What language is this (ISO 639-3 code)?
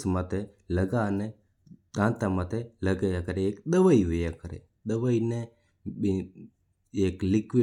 mtr